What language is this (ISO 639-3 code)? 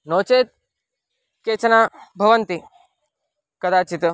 san